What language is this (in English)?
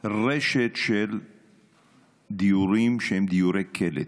Hebrew